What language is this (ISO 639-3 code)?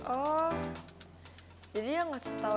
ind